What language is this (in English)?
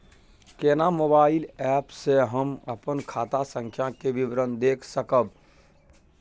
Maithili